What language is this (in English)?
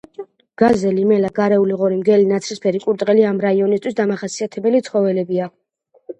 Georgian